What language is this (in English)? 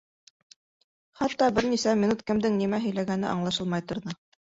Bashkir